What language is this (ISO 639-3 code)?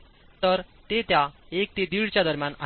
mar